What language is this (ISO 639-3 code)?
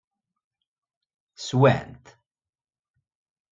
kab